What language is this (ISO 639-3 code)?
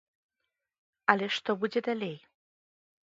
bel